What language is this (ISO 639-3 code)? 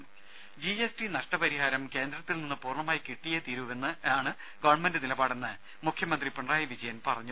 mal